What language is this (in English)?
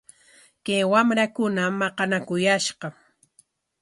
Corongo Ancash Quechua